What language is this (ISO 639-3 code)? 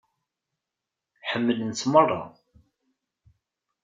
kab